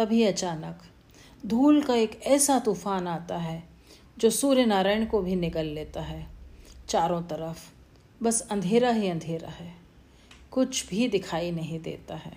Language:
Hindi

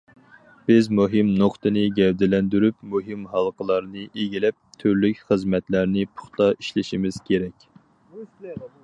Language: Uyghur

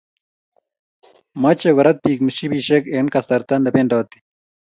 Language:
Kalenjin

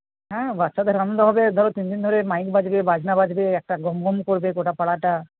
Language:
Bangla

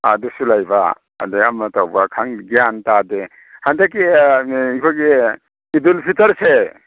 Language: Manipuri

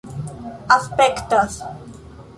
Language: Esperanto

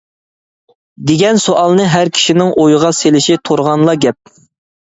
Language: Uyghur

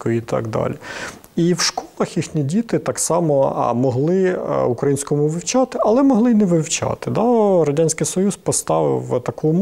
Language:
Ukrainian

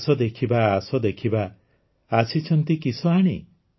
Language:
Odia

